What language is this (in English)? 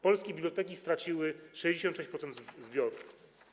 Polish